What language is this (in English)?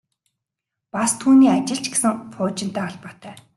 Mongolian